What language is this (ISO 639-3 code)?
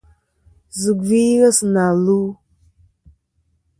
bkm